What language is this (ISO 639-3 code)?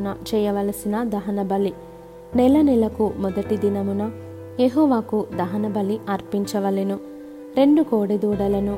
tel